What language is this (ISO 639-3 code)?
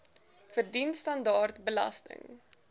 afr